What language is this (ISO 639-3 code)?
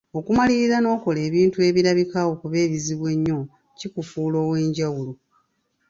lug